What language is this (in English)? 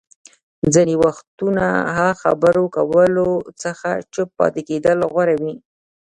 Pashto